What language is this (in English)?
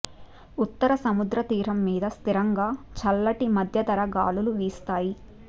Telugu